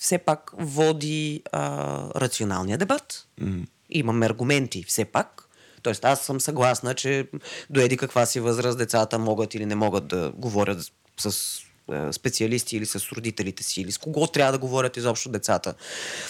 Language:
Bulgarian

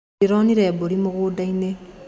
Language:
Kikuyu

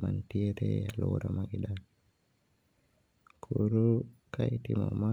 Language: Luo (Kenya and Tanzania)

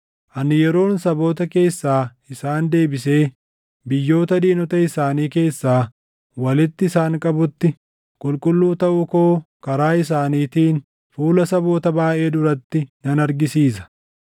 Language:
Oromo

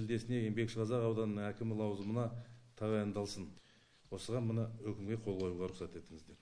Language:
Russian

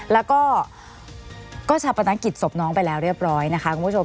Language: Thai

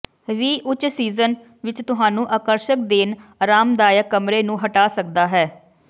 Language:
Punjabi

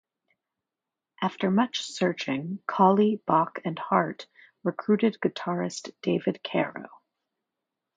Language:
English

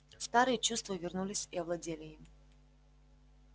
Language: Russian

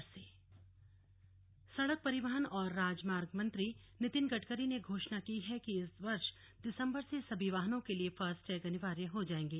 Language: Hindi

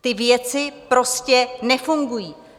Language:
Czech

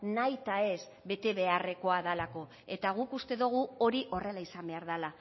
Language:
Basque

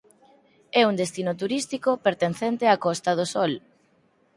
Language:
Galician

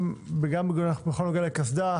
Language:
Hebrew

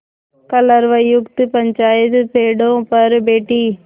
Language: Hindi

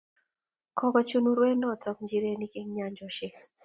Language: Kalenjin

